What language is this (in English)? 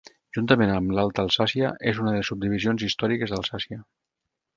Catalan